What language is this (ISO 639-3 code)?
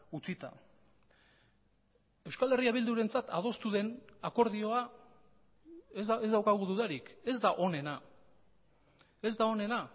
eus